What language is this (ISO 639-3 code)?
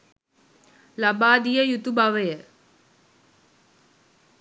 sin